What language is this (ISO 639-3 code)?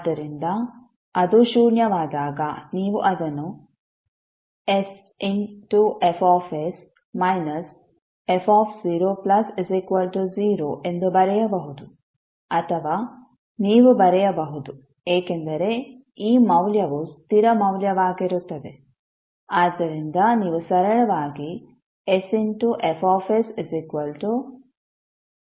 kan